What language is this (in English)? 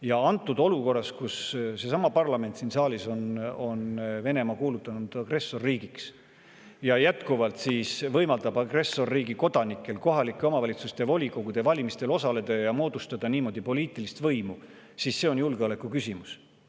Estonian